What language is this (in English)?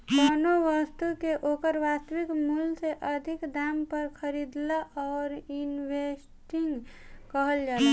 Bhojpuri